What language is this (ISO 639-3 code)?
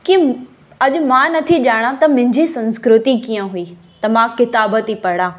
snd